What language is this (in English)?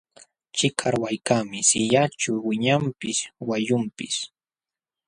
Jauja Wanca Quechua